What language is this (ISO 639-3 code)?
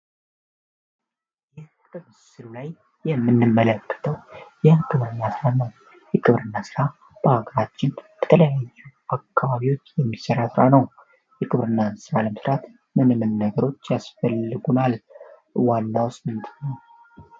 amh